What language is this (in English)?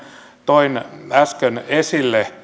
Finnish